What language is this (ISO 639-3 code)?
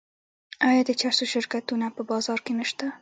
pus